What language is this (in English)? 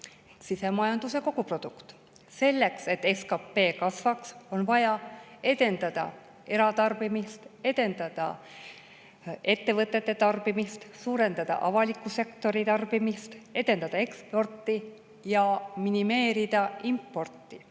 Estonian